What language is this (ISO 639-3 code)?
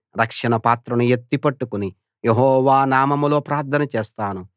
tel